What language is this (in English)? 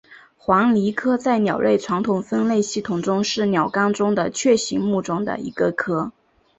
Chinese